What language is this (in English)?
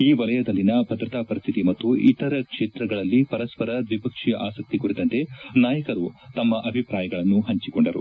Kannada